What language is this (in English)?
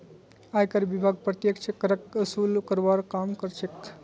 Magahi